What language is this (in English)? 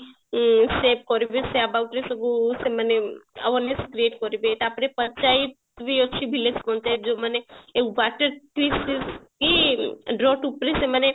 Odia